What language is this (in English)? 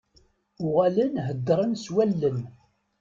Kabyle